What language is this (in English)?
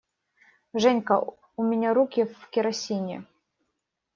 Russian